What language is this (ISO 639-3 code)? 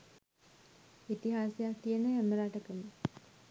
sin